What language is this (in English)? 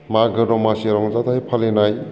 Bodo